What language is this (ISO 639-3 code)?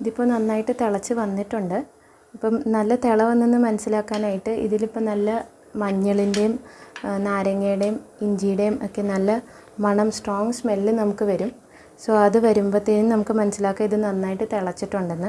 mal